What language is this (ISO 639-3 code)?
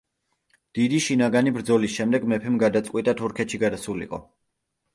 kat